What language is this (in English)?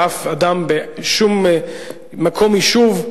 Hebrew